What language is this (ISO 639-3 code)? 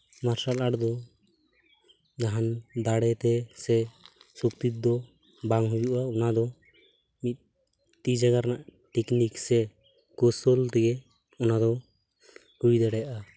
sat